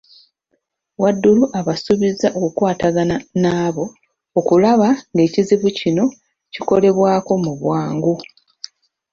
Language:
Ganda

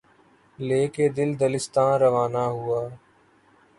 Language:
Urdu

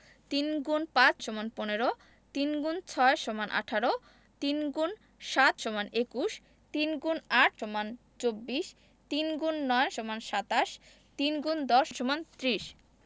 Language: Bangla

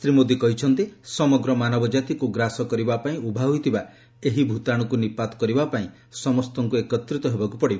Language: Odia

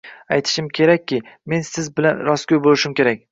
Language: Uzbek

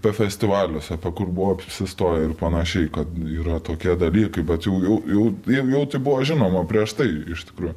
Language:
Lithuanian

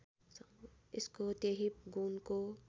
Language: Nepali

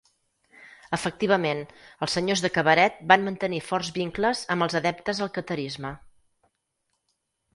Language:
Catalan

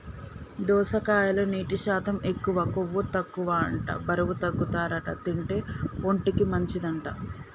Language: Telugu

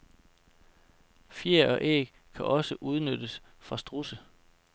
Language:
Danish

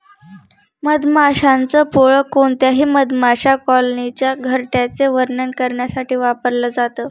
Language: Marathi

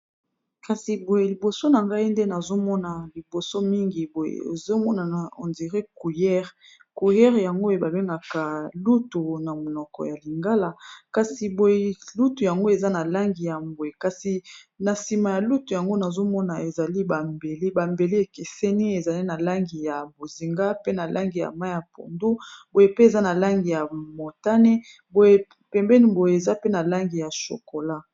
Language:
Lingala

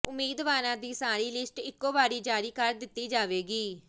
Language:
Punjabi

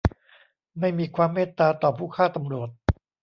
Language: Thai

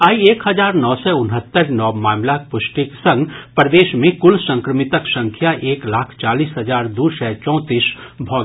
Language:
Maithili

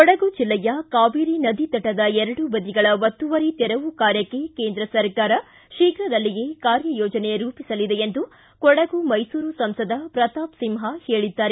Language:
Kannada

